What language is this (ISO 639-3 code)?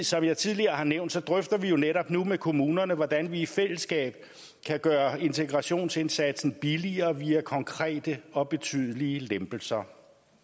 dan